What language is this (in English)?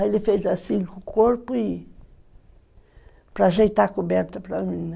Portuguese